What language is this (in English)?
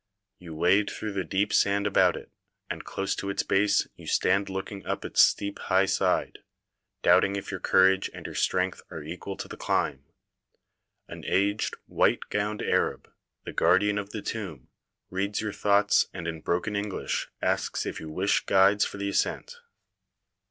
English